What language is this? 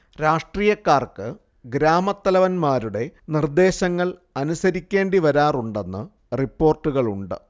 Malayalam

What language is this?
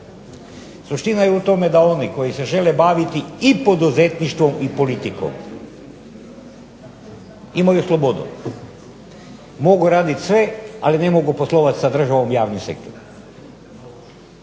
Croatian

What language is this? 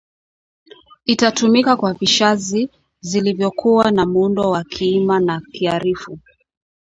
Swahili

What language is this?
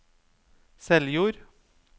Norwegian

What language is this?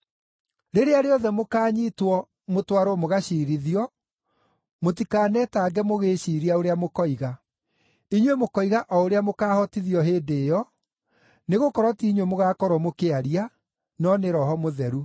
Kikuyu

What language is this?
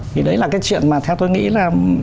Vietnamese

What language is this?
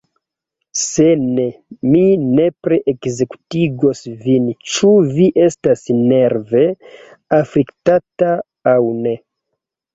Esperanto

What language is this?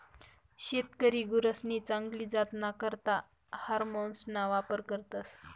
Marathi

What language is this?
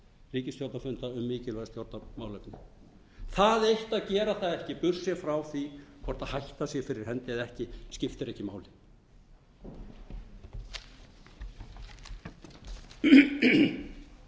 Icelandic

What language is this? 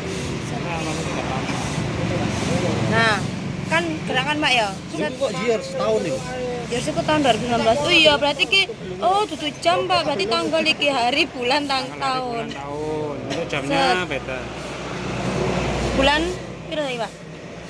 Indonesian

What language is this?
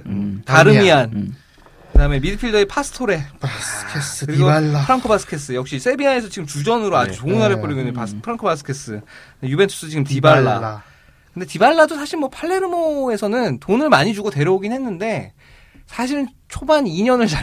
Korean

